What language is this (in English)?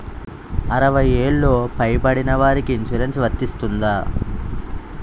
Telugu